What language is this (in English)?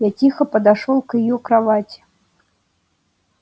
Russian